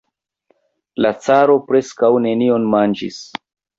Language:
Esperanto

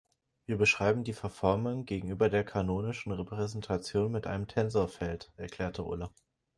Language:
German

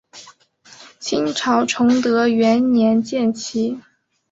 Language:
Chinese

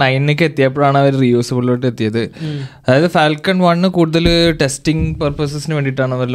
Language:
Malayalam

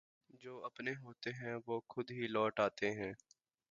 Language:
Urdu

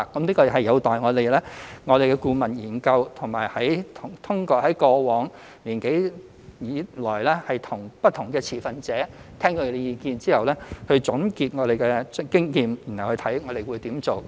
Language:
Cantonese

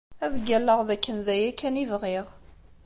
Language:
Kabyle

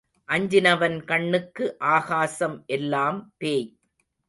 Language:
Tamil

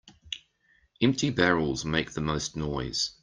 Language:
English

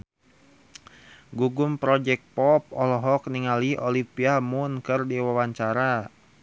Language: Sundanese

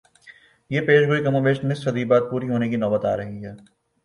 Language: Urdu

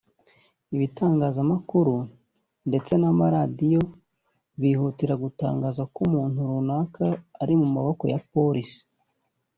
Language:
Kinyarwanda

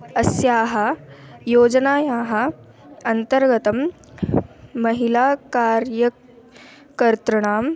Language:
Sanskrit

